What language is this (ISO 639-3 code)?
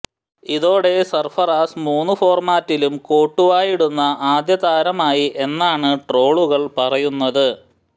mal